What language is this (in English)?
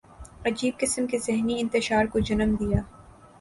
Urdu